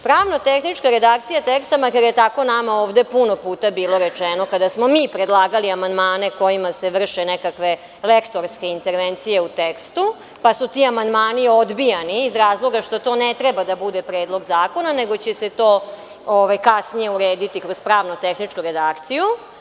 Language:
Serbian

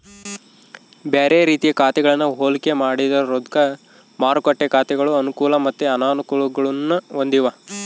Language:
Kannada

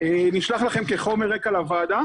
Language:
Hebrew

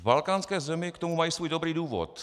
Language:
Czech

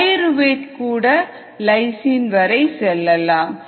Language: Tamil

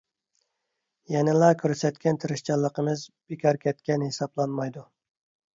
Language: Uyghur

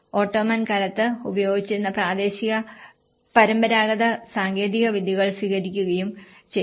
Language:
Malayalam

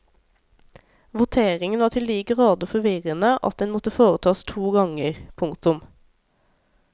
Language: Norwegian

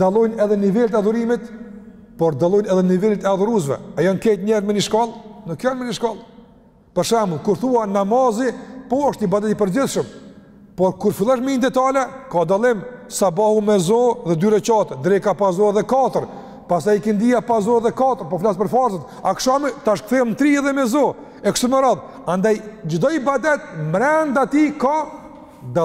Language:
Romanian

